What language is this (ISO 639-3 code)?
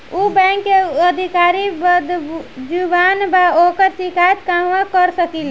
bho